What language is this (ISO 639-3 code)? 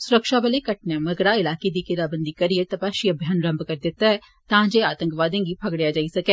doi